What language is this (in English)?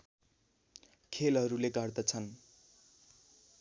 Nepali